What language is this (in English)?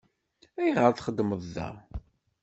Kabyle